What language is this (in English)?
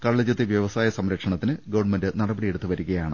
Malayalam